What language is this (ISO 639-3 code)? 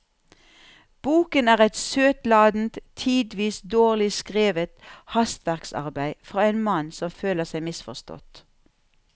nor